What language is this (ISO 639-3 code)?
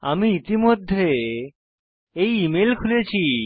ben